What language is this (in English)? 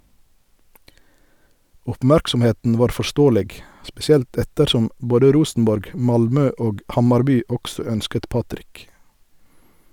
Norwegian